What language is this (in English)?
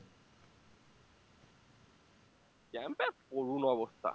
Bangla